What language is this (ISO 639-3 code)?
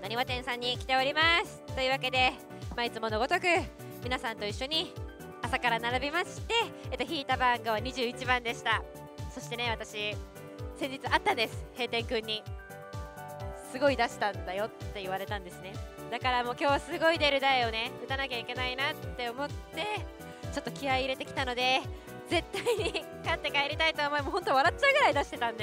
jpn